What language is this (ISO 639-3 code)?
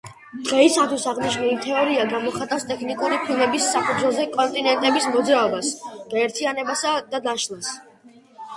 kat